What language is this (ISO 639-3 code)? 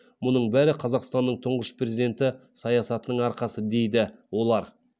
kaz